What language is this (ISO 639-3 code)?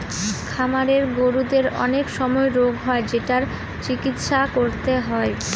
ben